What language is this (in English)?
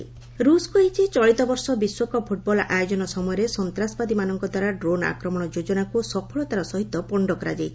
Odia